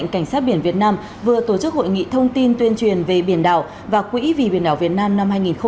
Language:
Vietnamese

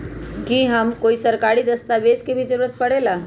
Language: Magahi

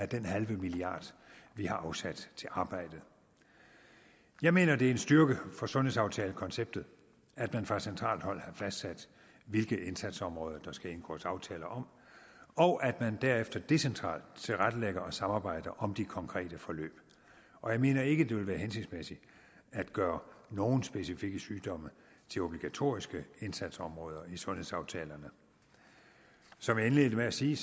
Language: Danish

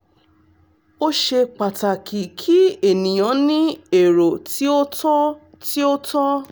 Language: Yoruba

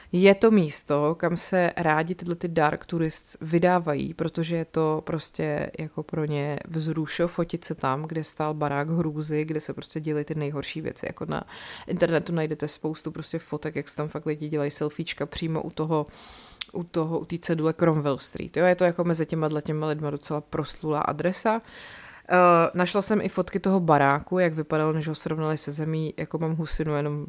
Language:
Czech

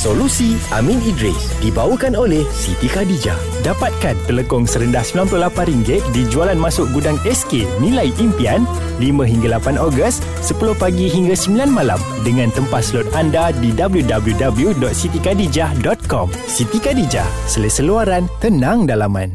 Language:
Malay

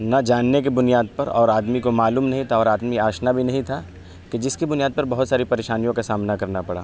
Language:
Urdu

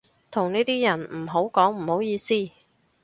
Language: Cantonese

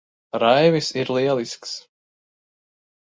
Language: Latvian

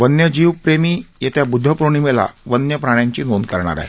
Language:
Marathi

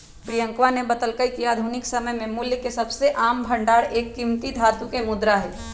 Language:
Magahi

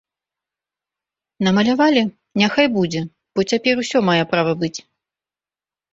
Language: Belarusian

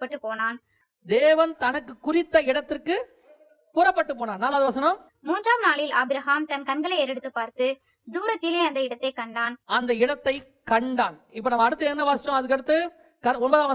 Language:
Tamil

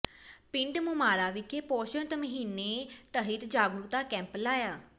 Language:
Punjabi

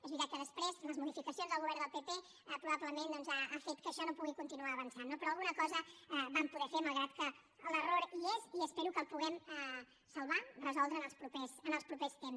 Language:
Catalan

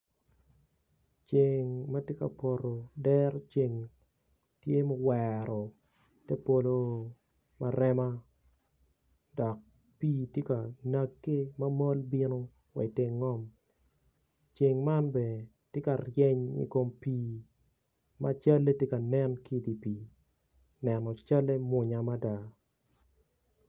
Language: Acoli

